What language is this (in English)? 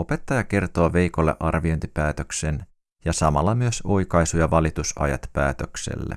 Finnish